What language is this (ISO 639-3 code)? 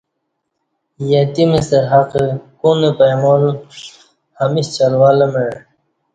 bsh